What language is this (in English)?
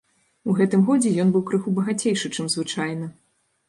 Belarusian